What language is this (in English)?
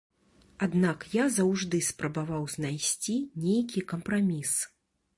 Belarusian